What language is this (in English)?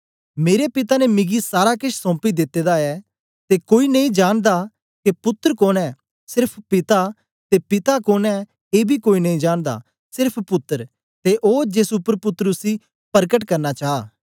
Dogri